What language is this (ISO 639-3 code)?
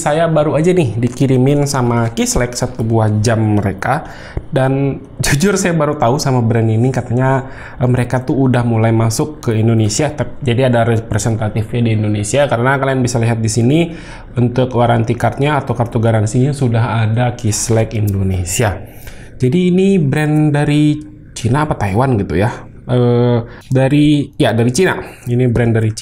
ind